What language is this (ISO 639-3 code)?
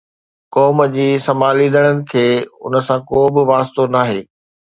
snd